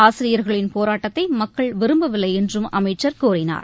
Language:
Tamil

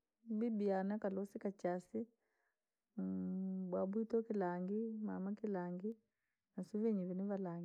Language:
Langi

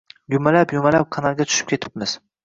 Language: Uzbek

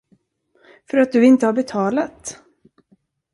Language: Swedish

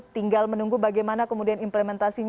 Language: Indonesian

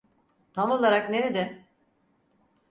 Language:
Turkish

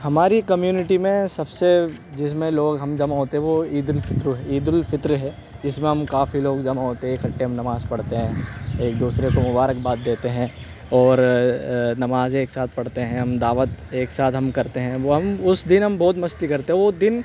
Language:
Urdu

